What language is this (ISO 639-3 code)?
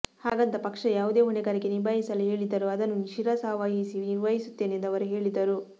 kan